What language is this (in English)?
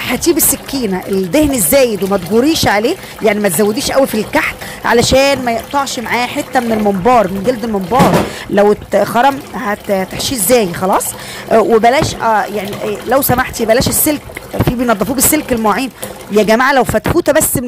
Arabic